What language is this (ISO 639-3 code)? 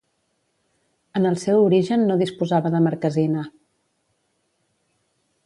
cat